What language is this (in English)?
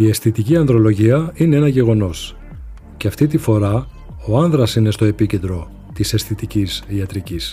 Greek